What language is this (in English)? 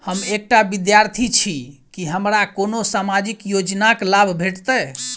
Maithili